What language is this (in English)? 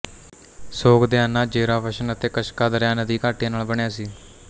Punjabi